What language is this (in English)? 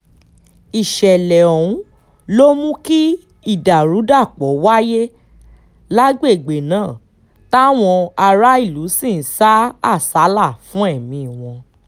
Yoruba